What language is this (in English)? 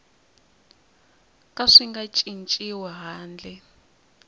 Tsonga